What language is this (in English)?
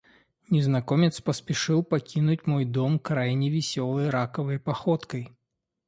Russian